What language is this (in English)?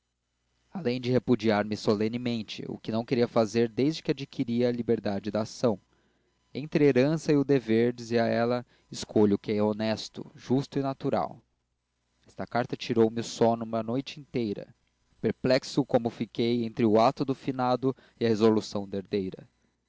Portuguese